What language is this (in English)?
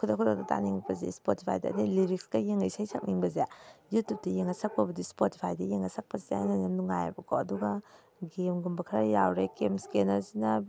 Manipuri